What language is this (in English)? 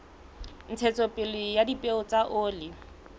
Southern Sotho